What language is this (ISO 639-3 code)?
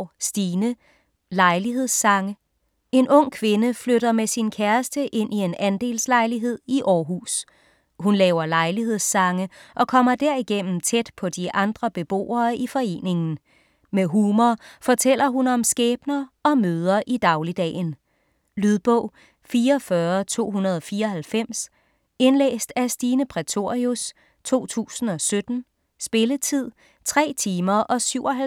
dan